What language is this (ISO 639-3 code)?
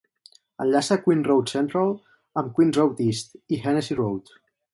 cat